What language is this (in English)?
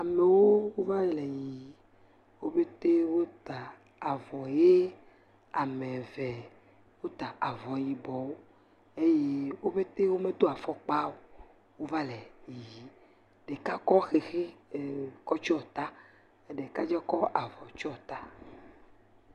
Ewe